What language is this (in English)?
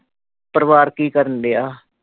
Punjabi